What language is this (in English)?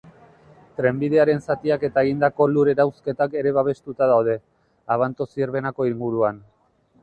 Basque